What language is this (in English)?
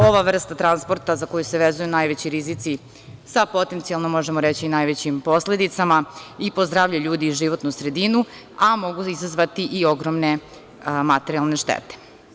Serbian